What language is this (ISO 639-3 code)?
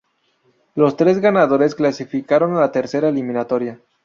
spa